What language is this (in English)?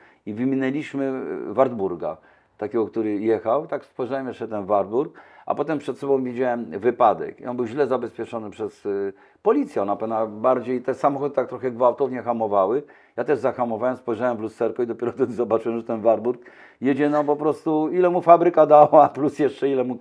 Polish